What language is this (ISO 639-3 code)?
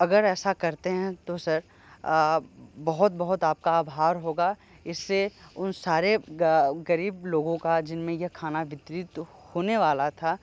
hin